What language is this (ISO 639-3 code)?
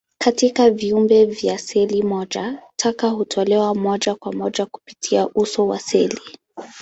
swa